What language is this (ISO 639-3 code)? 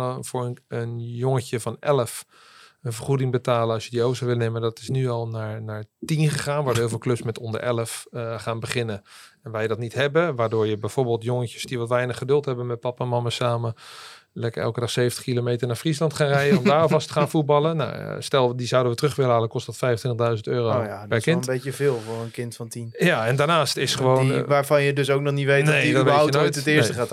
nld